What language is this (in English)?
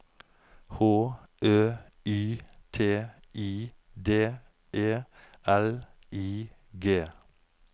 Norwegian